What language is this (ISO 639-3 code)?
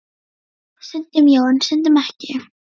isl